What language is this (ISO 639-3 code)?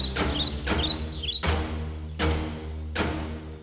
tha